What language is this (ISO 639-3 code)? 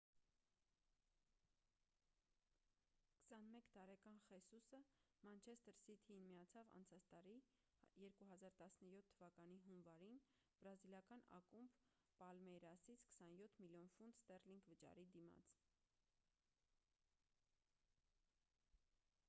hye